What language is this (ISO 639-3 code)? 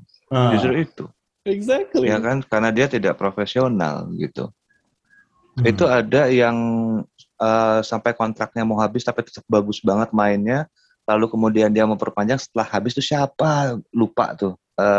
ind